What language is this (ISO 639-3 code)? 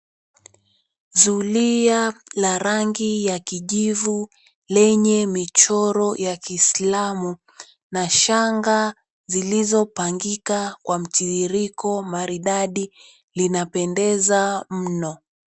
swa